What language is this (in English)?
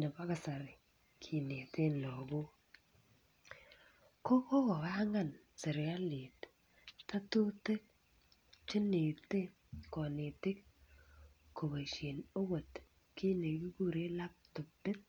Kalenjin